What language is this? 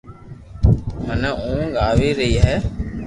Loarki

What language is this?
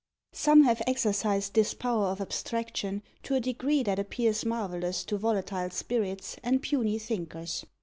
English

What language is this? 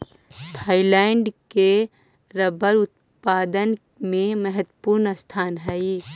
Magahi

